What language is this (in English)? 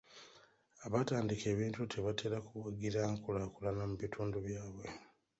Ganda